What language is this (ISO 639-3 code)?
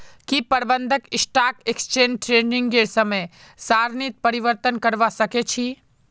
mag